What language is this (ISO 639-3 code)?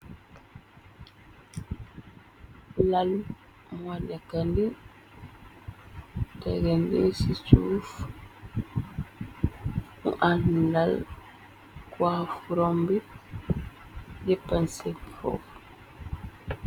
wol